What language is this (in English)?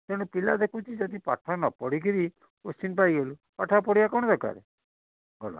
Odia